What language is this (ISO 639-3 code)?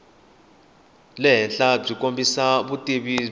tso